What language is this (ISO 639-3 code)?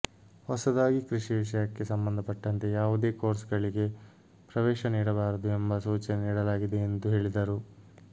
kan